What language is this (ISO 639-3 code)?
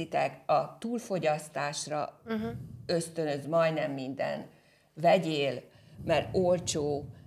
hun